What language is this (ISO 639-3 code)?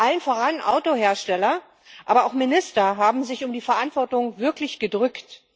deu